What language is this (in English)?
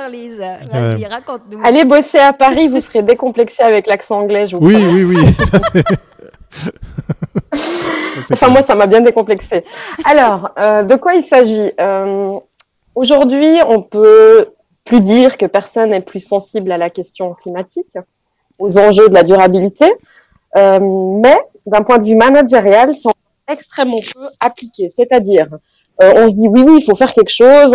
French